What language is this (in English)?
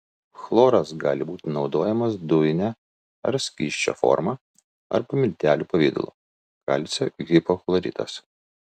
Lithuanian